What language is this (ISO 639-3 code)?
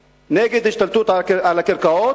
heb